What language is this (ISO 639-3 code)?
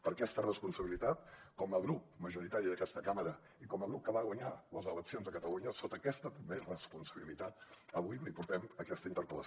cat